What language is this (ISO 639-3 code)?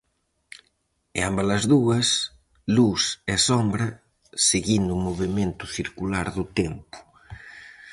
glg